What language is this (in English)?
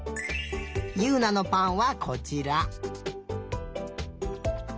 Japanese